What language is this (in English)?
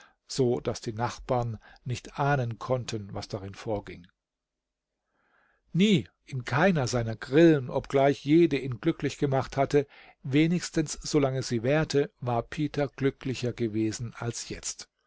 German